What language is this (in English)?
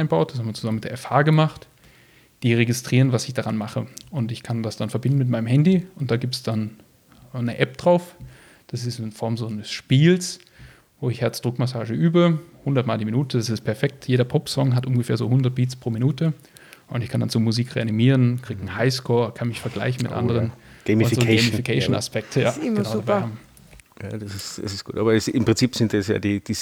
German